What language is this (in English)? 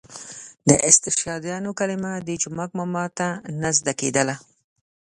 Pashto